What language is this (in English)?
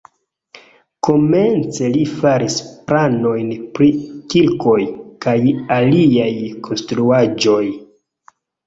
Esperanto